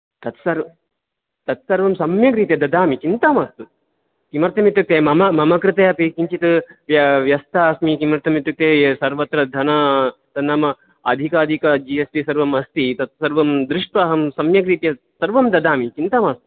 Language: Sanskrit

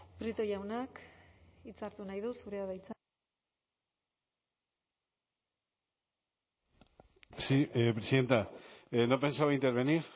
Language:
Basque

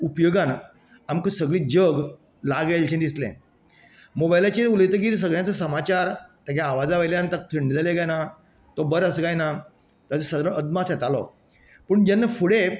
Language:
Konkani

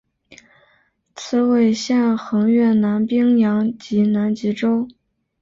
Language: Chinese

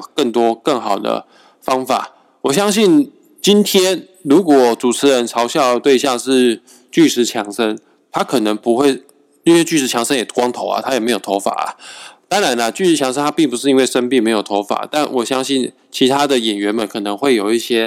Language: Chinese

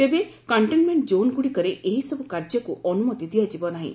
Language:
Odia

